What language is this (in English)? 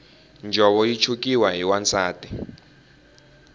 Tsonga